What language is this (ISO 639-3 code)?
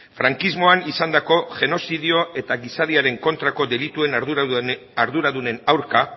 eus